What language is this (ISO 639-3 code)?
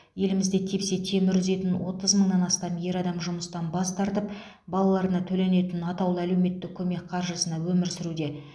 kaz